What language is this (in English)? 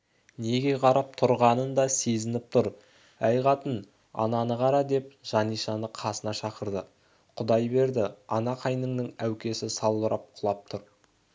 Kazakh